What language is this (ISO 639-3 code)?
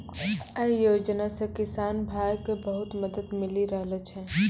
mai